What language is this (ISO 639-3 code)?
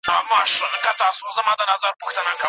pus